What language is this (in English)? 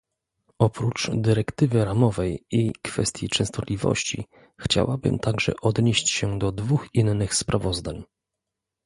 Polish